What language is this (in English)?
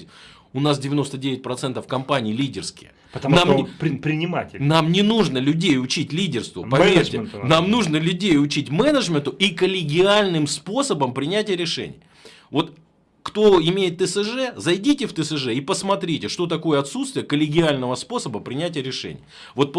Russian